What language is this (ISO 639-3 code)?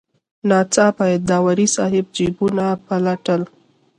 pus